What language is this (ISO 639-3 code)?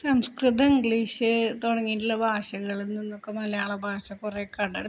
mal